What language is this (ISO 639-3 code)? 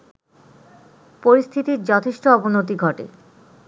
ben